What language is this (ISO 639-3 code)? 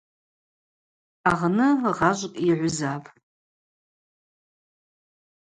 abq